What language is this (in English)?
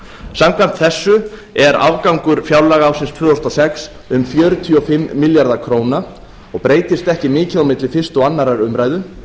Icelandic